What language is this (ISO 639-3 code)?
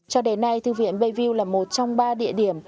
vie